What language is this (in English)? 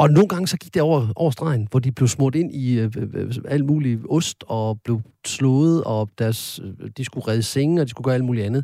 Danish